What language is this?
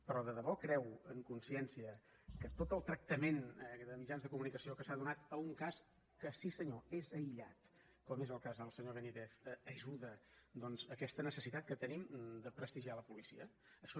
Catalan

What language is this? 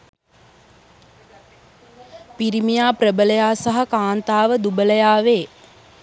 Sinhala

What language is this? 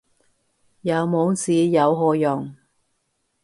Cantonese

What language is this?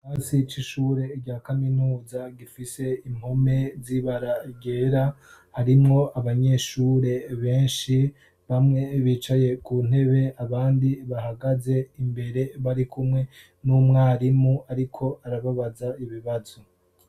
Rundi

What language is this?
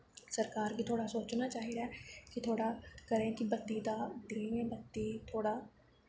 Dogri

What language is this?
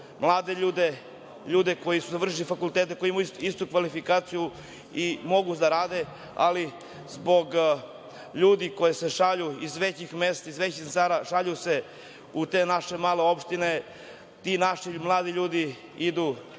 Serbian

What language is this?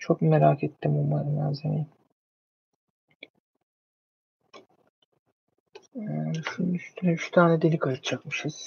Turkish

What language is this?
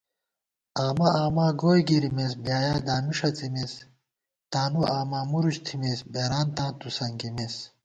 Gawar-Bati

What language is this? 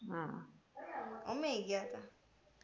Gujarati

